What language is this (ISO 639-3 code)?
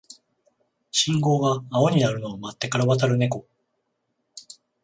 jpn